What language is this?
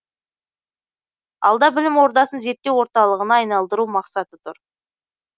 Kazakh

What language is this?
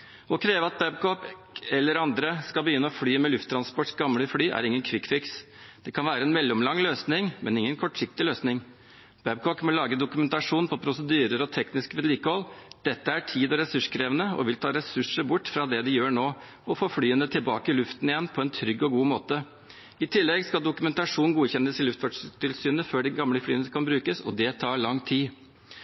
Norwegian Bokmål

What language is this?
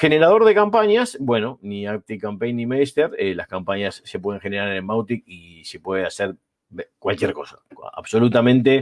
Spanish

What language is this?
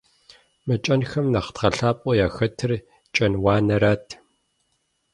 Kabardian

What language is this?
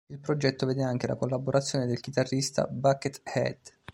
Italian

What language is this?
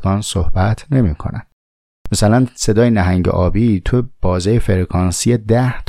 Persian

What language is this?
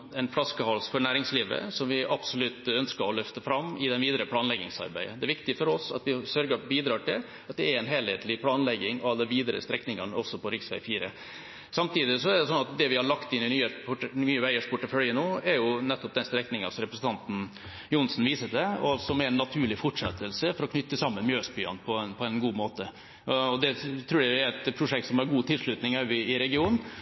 Norwegian Bokmål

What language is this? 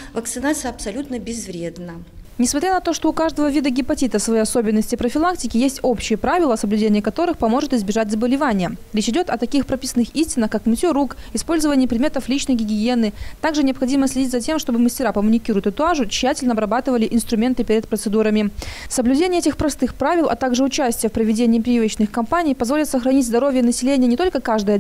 Russian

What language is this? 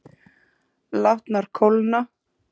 Icelandic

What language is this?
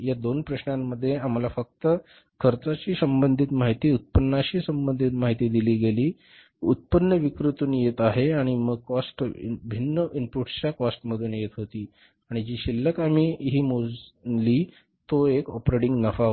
Marathi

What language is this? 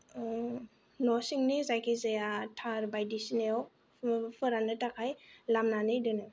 Bodo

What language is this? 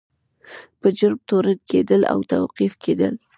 Pashto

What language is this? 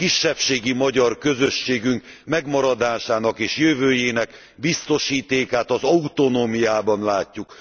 Hungarian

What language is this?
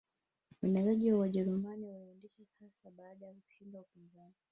Swahili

